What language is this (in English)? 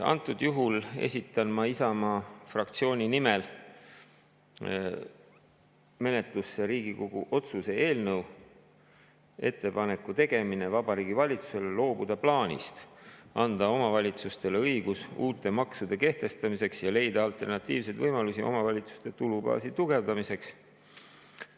Estonian